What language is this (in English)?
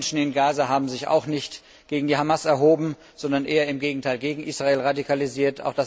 German